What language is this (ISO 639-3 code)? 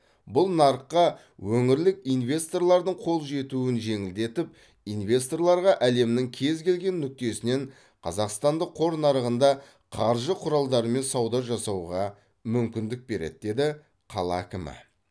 kaz